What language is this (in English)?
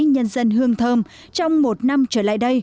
Vietnamese